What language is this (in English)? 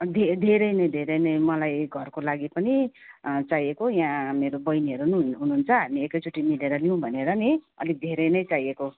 Nepali